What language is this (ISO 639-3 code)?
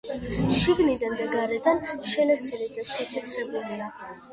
kat